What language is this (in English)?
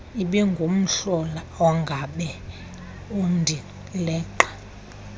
Xhosa